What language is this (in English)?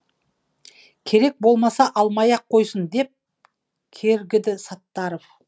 Kazakh